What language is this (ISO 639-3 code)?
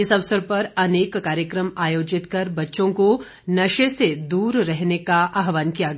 hin